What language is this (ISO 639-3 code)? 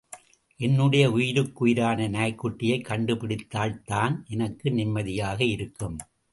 tam